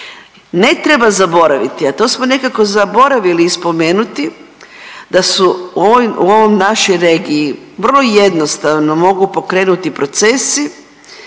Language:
Croatian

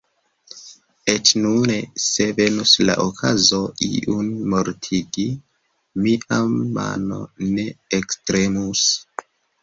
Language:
Esperanto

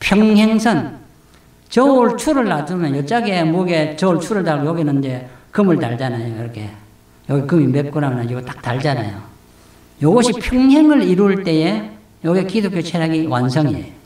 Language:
Korean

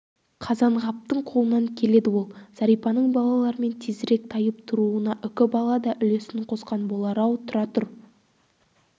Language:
Kazakh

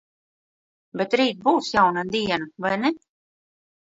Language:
Latvian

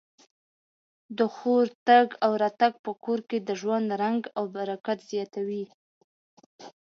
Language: Pashto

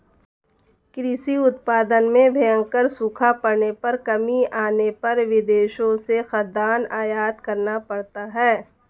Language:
Hindi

